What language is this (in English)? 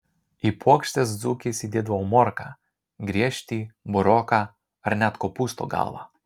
Lithuanian